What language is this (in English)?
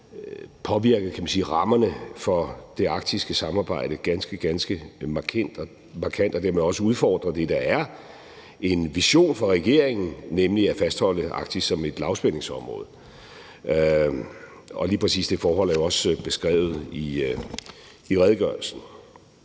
Danish